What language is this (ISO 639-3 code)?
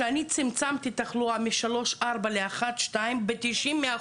heb